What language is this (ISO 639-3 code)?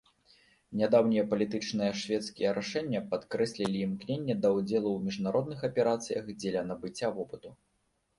bel